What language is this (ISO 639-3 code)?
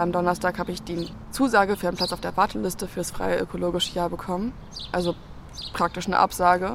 deu